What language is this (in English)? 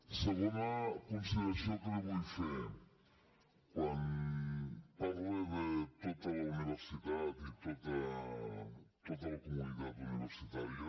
Catalan